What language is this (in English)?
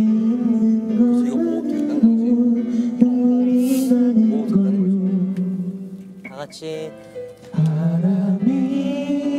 Korean